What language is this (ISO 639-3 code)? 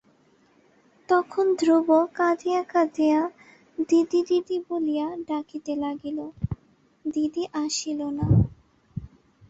ben